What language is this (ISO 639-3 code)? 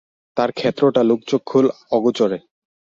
ben